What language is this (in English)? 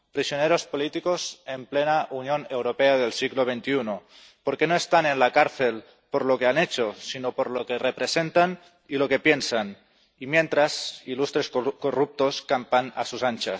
Spanish